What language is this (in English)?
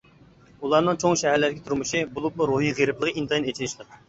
Uyghur